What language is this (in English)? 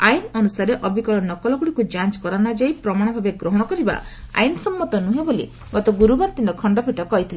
Odia